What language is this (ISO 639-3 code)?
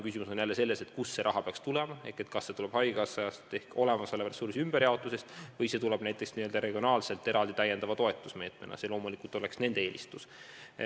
est